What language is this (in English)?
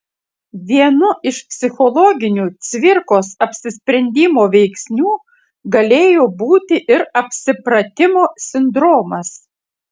Lithuanian